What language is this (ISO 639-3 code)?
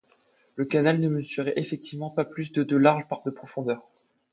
fra